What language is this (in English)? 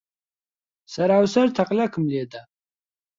Central Kurdish